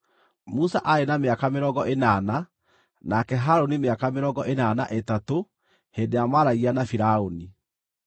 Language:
Kikuyu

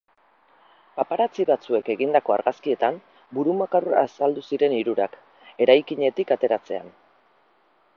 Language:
Basque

